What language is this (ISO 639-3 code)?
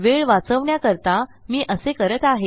mar